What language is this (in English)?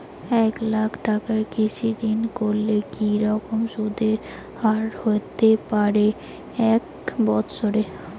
Bangla